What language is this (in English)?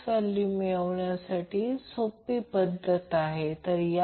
Marathi